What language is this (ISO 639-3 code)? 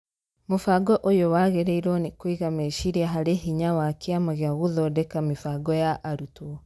kik